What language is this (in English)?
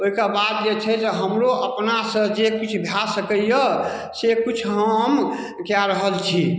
Maithili